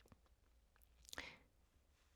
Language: Danish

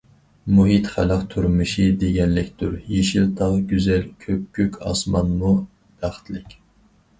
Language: Uyghur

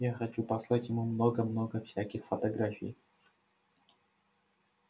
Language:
Russian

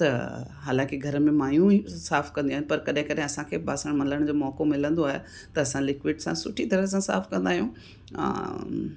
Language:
Sindhi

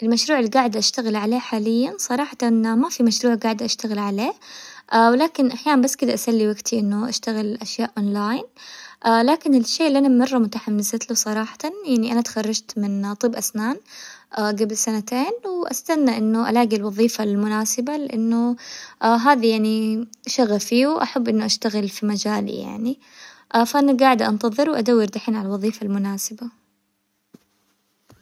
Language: Hijazi Arabic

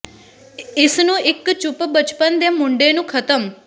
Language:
Punjabi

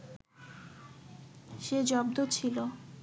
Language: Bangla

